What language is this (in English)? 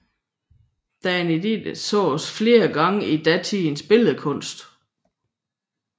Danish